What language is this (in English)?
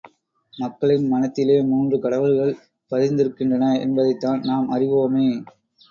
Tamil